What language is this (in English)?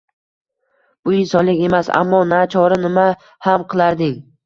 Uzbek